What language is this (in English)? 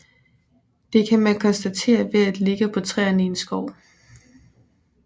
Danish